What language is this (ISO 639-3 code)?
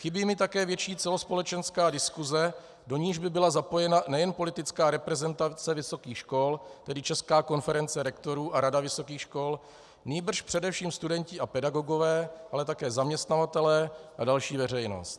ces